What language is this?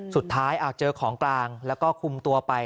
Thai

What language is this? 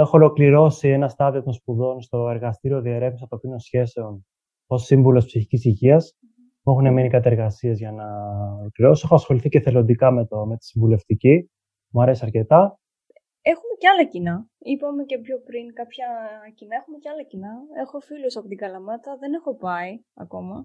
Greek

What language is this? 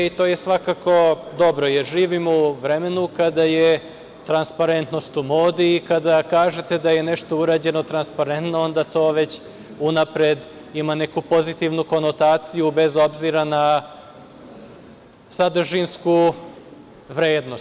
Serbian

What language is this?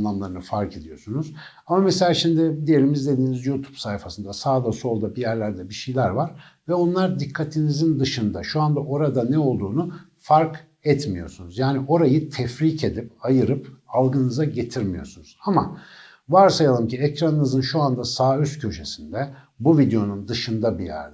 Turkish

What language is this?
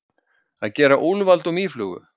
Icelandic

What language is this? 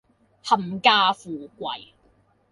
Cantonese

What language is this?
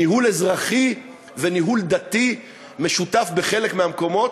Hebrew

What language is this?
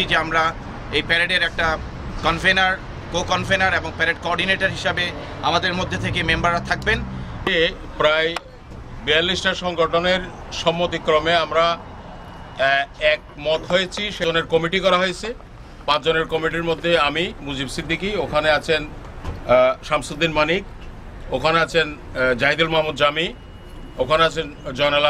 Italian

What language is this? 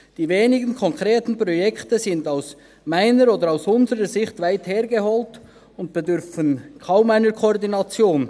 Swiss German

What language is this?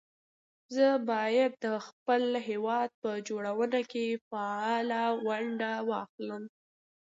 Pashto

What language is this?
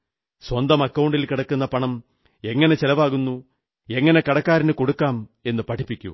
Malayalam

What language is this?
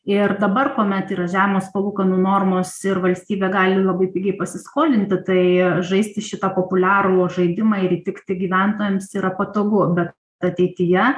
Lithuanian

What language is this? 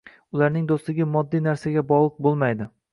Uzbek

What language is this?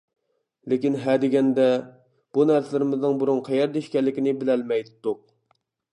Uyghur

